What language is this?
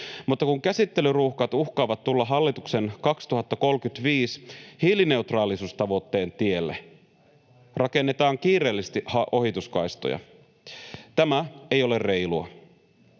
Finnish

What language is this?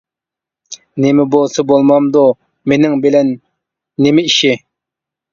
Uyghur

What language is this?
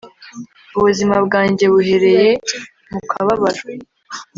Kinyarwanda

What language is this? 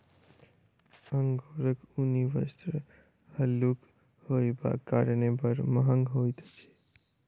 Maithili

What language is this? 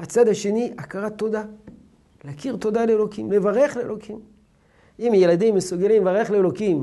Hebrew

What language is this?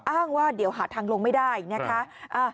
Thai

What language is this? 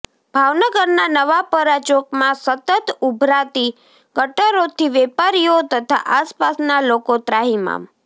Gujarati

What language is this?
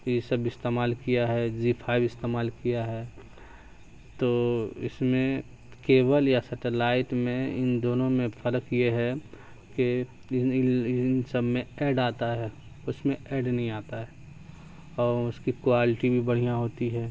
Urdu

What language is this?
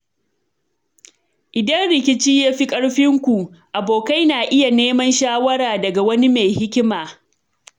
Hausa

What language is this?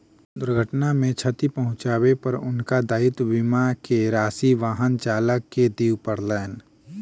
Maithili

